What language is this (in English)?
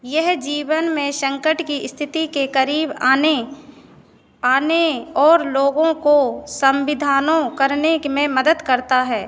Hindi